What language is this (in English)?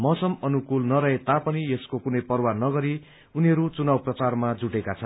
Nepali